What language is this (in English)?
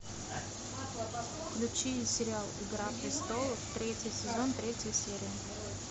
Russian